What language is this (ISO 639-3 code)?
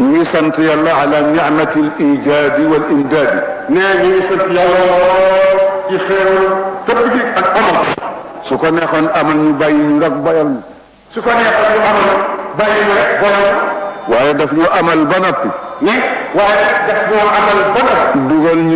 ara